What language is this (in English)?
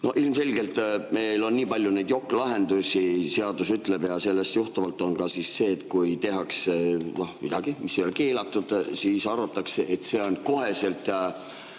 Estonian